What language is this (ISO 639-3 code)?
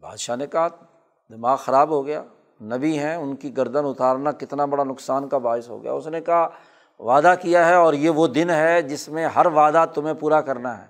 urd